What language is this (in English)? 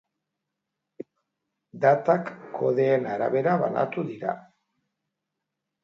Basque